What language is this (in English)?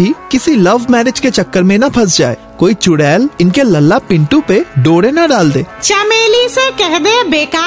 Hindi